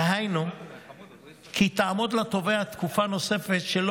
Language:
Hebrew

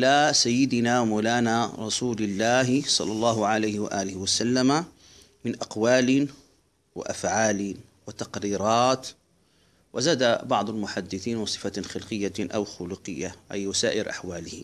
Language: Arabic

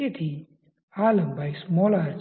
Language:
Gujarati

